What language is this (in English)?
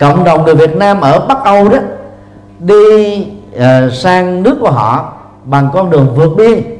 Vietnamese